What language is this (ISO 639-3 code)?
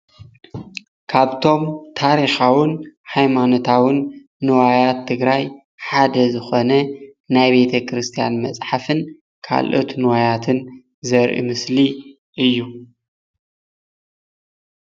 tir